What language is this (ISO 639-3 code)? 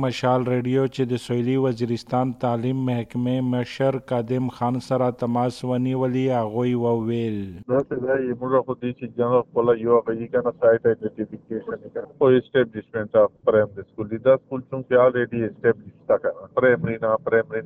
urd